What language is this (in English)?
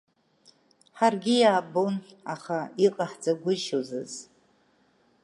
Abkhazian